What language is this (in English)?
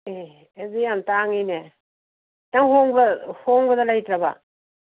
Manipuri